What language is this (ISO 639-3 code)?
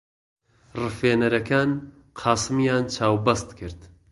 ckb